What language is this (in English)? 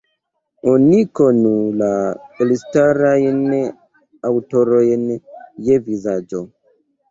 Esperanto